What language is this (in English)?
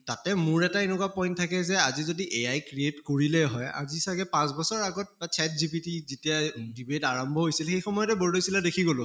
Assamese